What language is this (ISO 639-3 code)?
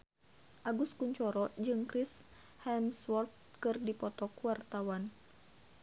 sun